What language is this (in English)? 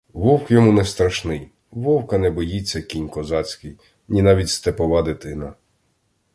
Ukrainian